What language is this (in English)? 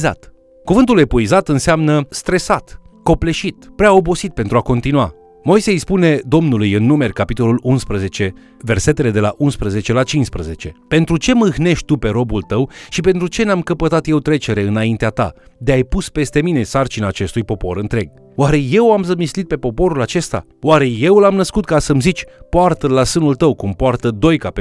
Romanian